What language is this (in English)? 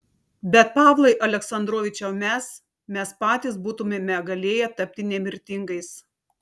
Lithuanian